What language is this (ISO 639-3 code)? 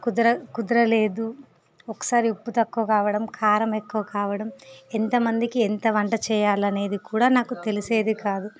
tel